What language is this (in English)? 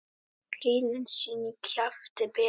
Icelandic